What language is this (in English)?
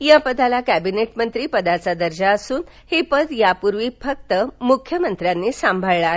Marathi